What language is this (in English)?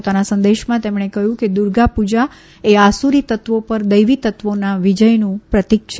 Gujarati